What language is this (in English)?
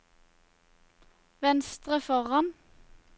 Norwegian